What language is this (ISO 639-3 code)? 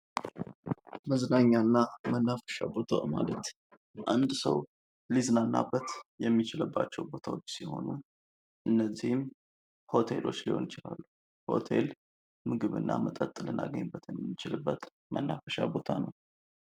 amh